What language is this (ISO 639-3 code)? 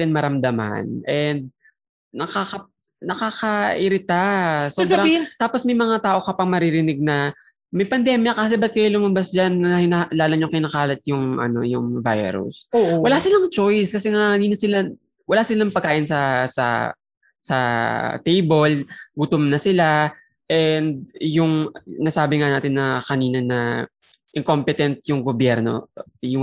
fil